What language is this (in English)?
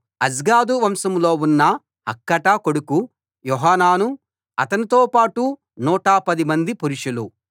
Telugu